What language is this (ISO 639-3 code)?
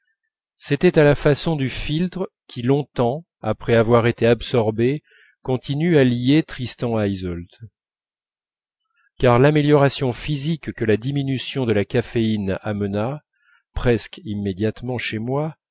fra